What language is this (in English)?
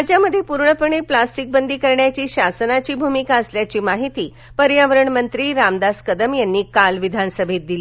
Marathi